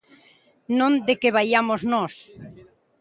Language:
Galician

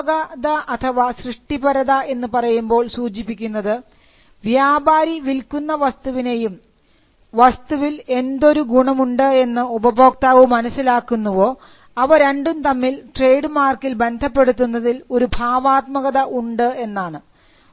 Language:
Malayalam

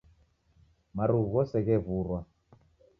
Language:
Taita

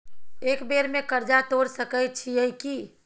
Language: Maithili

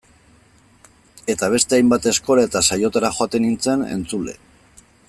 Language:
Basque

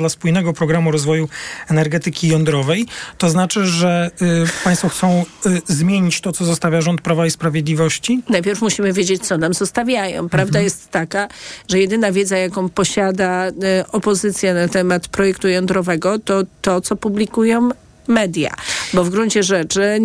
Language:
Polish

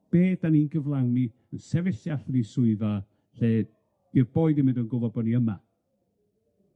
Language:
Welsh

